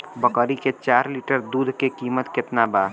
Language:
Bhojpuri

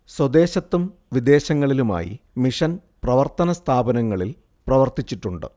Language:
Malayalam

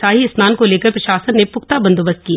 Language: Hindi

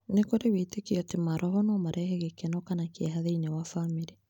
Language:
Kikuyu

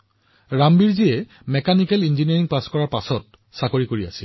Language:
Assamese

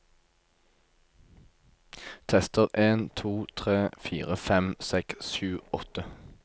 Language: Norwegian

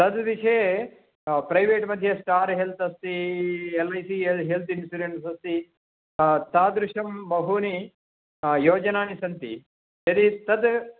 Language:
Sanskrit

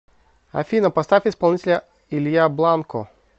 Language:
Russian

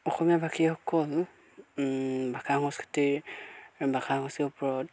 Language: Assamese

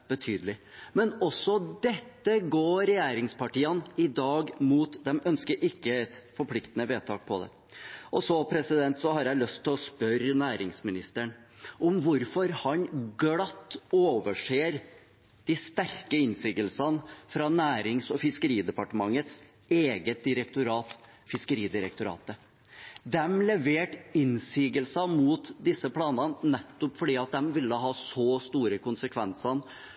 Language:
Norwegian Bokmål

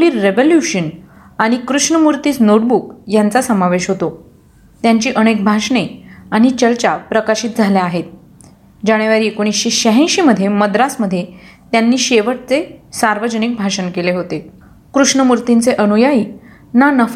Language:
Marathi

